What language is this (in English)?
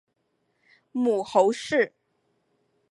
Chinese